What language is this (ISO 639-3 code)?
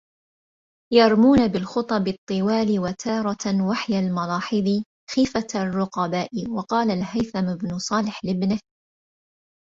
ara